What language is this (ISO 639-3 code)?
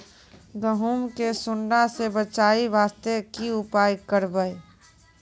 mai